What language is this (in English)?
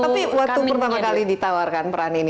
Indonesian